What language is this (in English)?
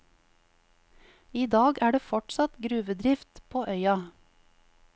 Norwegian